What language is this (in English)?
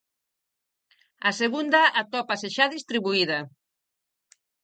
Galician